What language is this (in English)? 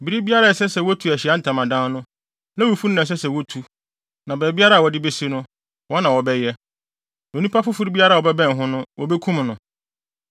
Akan